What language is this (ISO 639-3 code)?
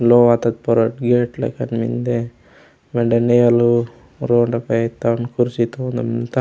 gon